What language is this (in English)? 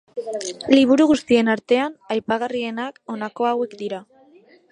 Basque